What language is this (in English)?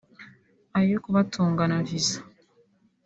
Kinyarwanda